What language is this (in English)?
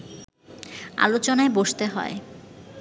Bangla